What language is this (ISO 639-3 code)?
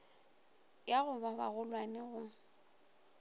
nso